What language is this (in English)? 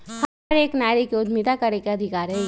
Magahi